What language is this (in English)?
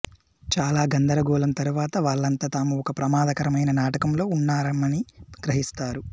Telugu